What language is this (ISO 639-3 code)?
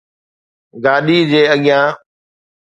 snd